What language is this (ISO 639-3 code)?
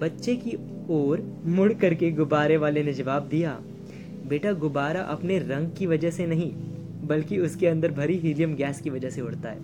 hin